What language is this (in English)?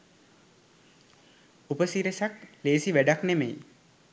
Sinhala